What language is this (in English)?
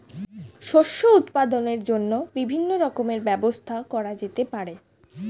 Bangla